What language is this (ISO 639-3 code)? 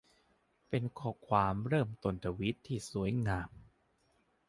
tha